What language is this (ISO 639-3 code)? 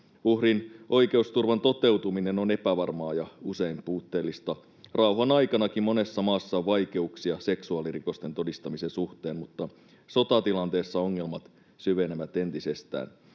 fin